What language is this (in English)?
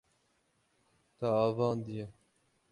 Kurdish